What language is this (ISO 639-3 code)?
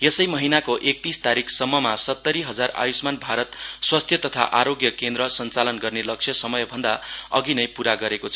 nep